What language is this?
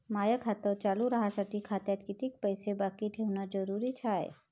Marathi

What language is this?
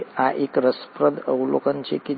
Gujarati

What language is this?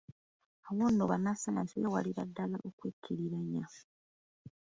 Ganda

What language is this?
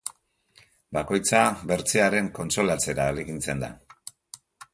Basque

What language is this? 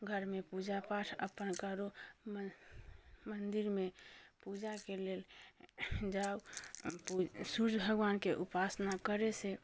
Maithili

